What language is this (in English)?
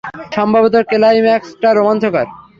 Bangla